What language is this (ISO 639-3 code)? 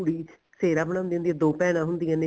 pan